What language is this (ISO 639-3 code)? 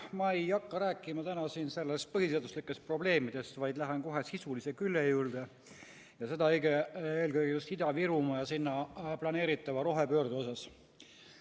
est